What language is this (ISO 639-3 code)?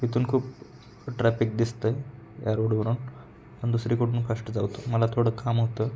mar